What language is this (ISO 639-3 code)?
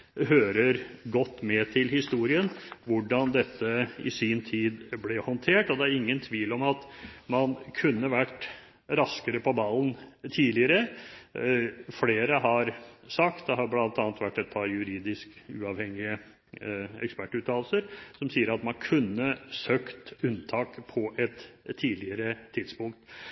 nob